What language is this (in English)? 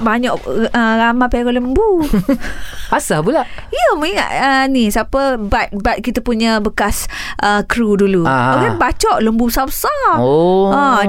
Malay